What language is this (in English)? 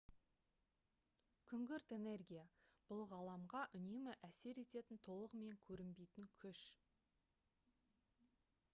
Kazakh